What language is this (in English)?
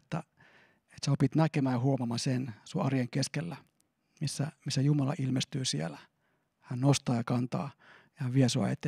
Finnish